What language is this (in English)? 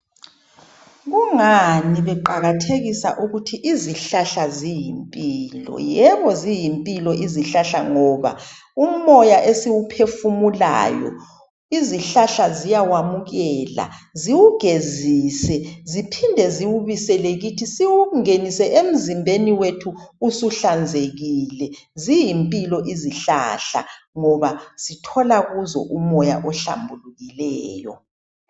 North Ndebele